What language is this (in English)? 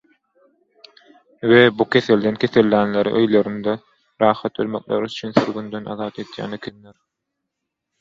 Turkmen